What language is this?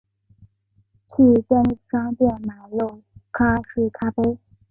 Chinese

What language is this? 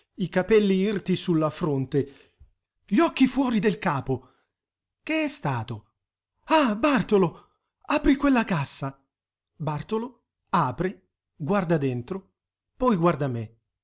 Italian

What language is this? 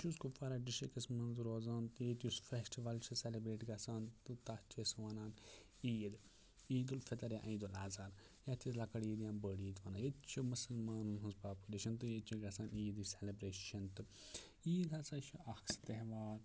Kashmiri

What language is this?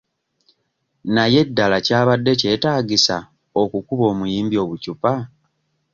Ganda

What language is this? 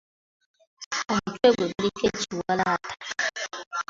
Ganda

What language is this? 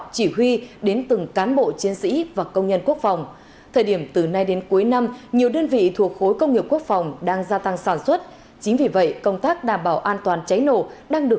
Vietnamese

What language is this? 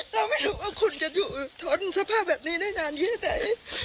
Thai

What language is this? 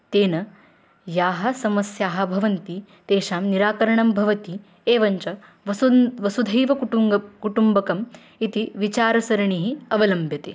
Sanskrit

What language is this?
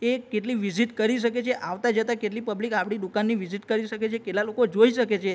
Gujarati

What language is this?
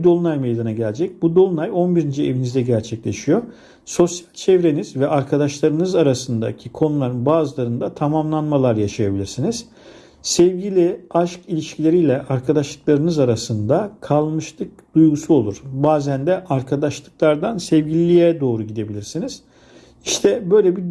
Turkish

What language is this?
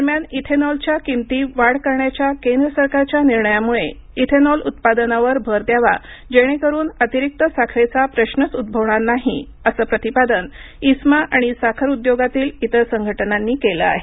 Marathi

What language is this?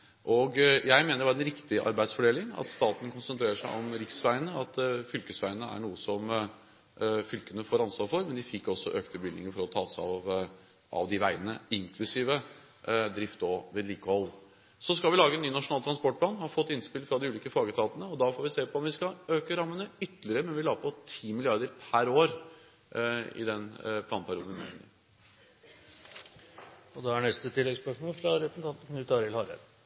Norwegian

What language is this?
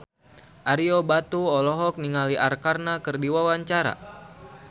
Sundanese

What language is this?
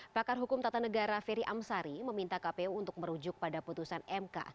Indonesian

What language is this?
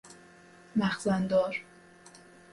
Persian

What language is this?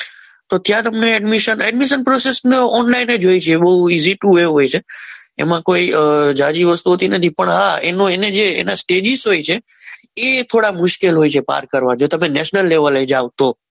Gujarati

